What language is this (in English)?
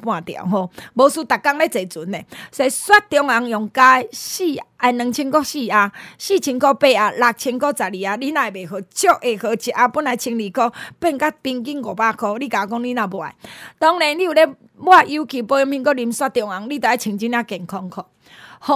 Chinese